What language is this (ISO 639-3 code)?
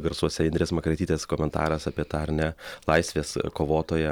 lit